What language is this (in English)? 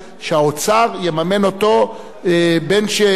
Hebrew